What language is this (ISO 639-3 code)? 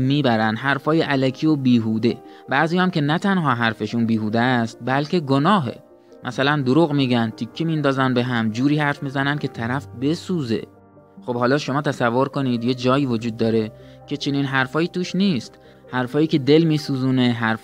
fas